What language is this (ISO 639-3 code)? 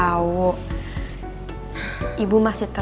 ind